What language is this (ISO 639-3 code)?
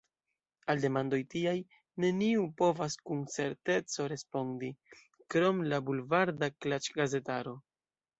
epo